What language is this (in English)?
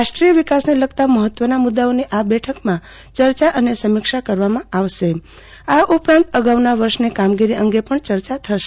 Gujarati